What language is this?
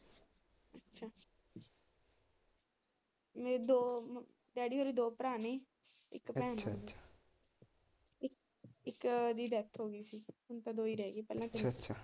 Punjabi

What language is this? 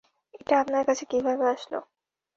Bangla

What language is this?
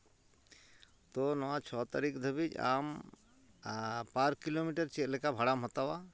Santali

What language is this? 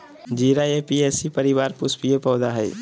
Magahi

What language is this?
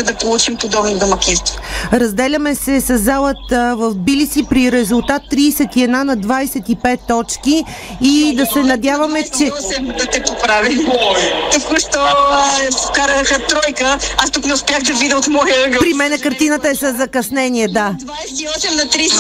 Bulgarian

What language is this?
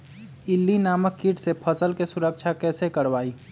Magahi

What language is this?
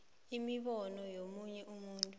South Ndebele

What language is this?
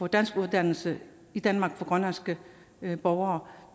Danish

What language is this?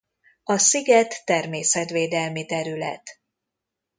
Hungarian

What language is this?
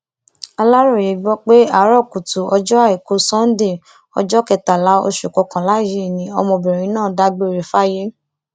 Yoruba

